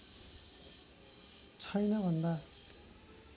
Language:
Nepali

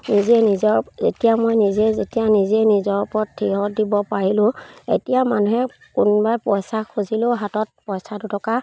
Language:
Assamese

